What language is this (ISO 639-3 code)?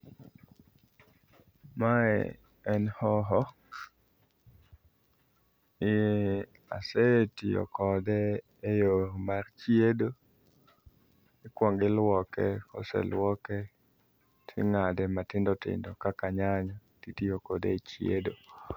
luo